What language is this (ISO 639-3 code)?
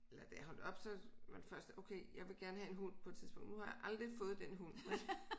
dan